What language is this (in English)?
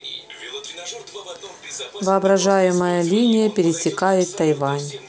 Russian